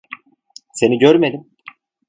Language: Turkish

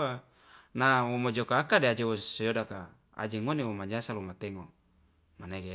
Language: Loloda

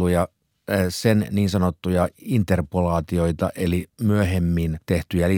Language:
Finnish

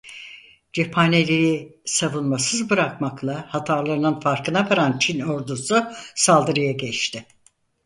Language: Turkish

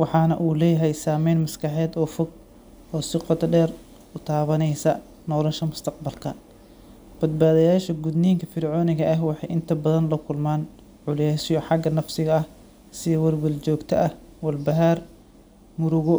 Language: Somali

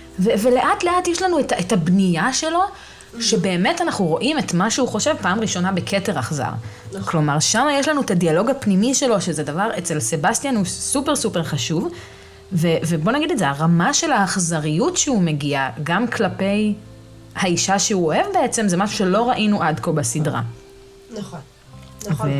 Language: Hebrew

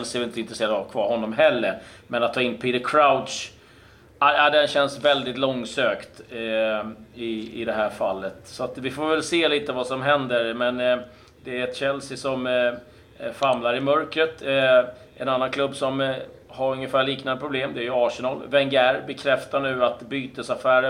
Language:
Swedish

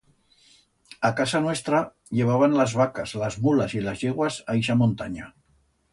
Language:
Aragonese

